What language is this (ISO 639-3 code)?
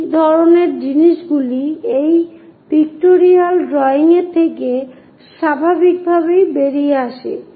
ben